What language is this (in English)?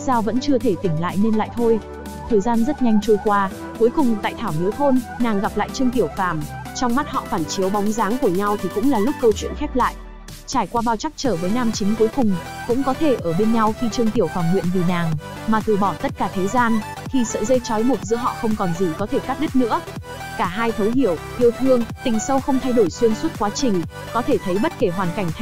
Vietnamese